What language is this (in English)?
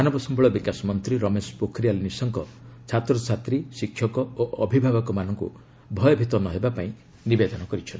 Odia